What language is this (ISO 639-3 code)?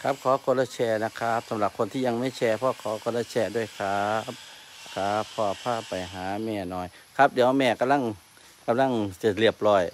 tha